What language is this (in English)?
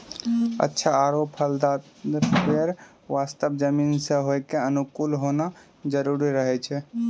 Maithili